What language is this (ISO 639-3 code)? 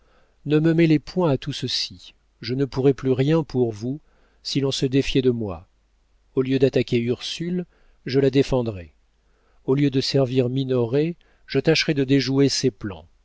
fra